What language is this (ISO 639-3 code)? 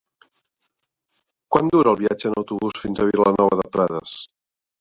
cat